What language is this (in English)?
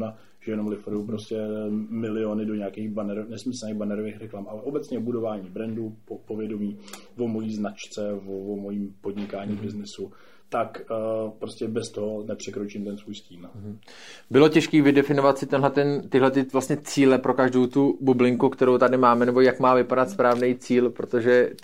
Czech